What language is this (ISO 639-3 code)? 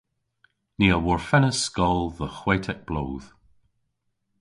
cor